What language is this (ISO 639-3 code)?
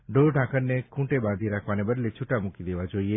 guj